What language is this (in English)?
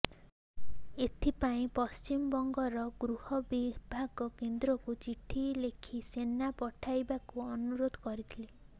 Odia